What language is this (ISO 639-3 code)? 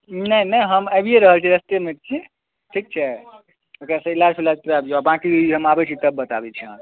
mai